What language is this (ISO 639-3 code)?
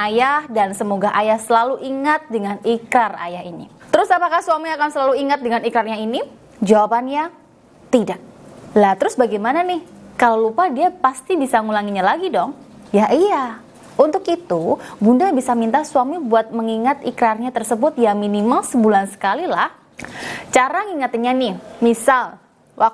ind